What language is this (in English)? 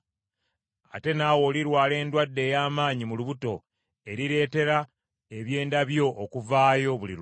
Ganda